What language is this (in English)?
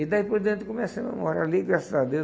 Portuguese